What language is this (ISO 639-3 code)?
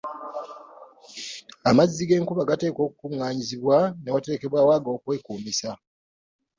lug